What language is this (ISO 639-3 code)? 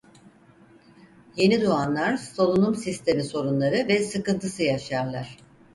tur